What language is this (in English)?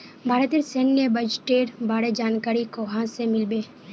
Magahi